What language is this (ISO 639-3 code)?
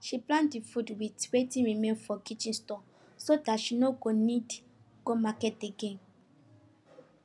pcm